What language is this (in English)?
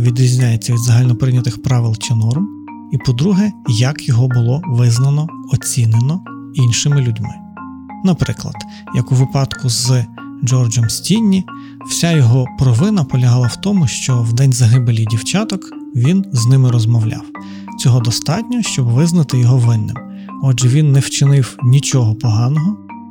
Ukrainian